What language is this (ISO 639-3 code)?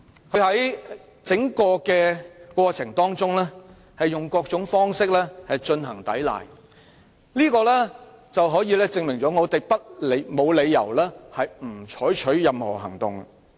yue